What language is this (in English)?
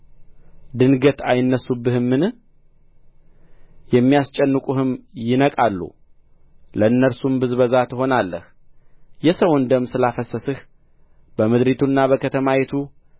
Amharic